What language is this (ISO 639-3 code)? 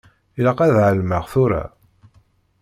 kab